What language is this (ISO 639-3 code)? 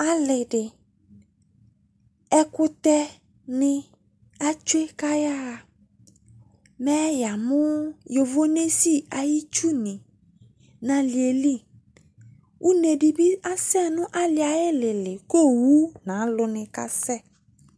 kpo